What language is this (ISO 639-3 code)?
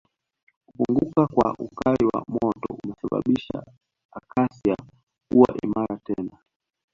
swa